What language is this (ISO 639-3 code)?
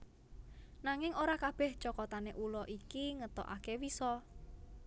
jav